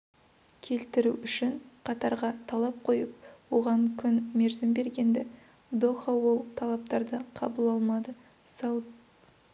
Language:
Kazakh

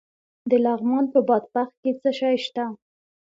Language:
Pashto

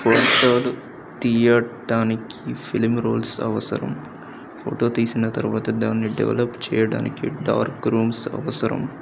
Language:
Telugu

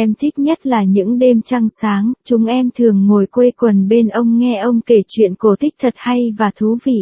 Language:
Vietnamese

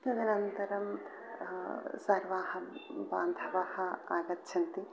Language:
Sanskrit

